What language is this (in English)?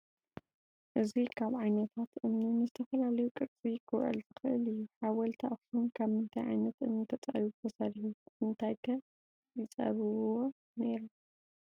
Tigrinya